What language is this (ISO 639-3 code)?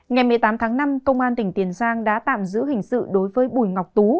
vie